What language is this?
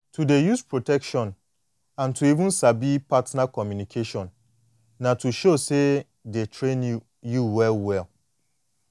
Nigerian Pidgin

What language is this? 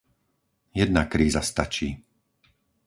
Slovak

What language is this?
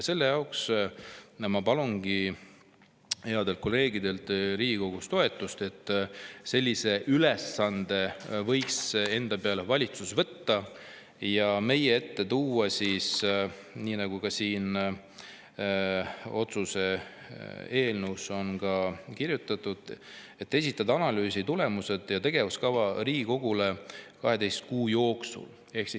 Estonian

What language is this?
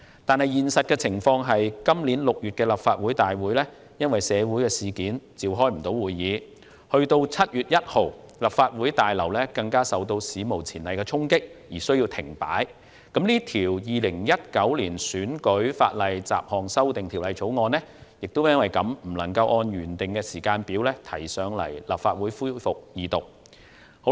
Cantonese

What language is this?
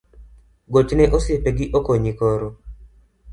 Luo (Kenya and Tanzania)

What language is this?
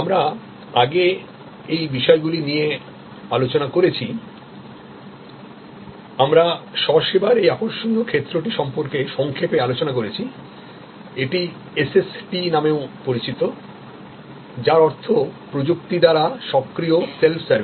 Bangla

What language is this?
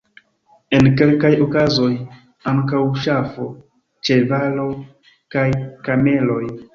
Esperanto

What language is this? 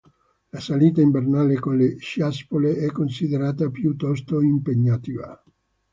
Italian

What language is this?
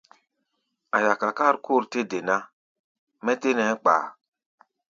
Gbaya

